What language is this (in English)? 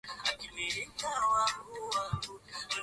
Swahili